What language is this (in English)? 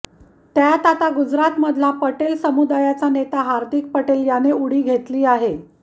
Marathi